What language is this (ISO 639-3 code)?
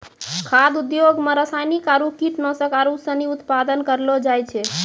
mai